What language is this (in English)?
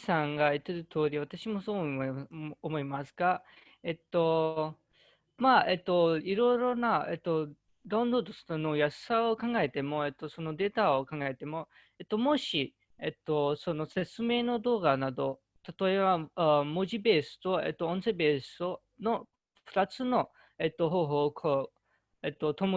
Japanese